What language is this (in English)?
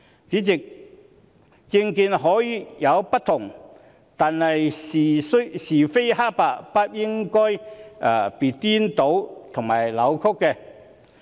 Cantonese